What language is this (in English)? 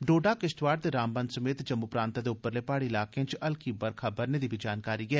Dogri